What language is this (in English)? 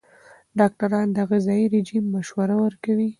Pashto